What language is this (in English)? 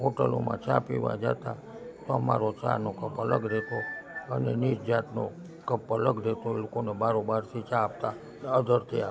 Gujarati